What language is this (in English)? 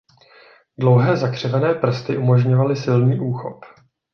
Czech